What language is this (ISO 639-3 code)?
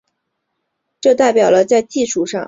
zho